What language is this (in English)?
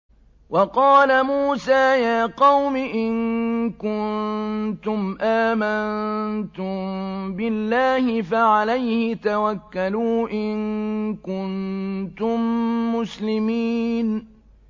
Arabic